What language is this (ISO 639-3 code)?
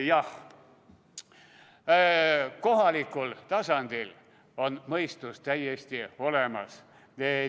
est